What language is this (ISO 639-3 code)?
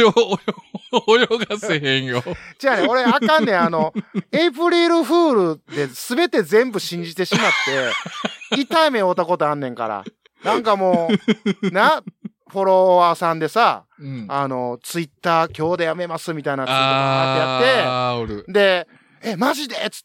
jpn